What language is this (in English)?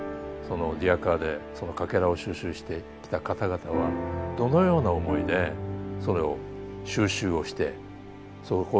Japanese